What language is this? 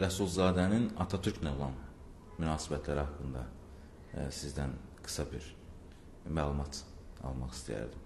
Turkish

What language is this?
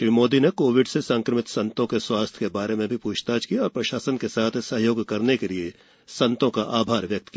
Hindi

